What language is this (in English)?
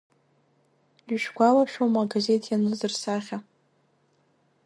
Abkhazian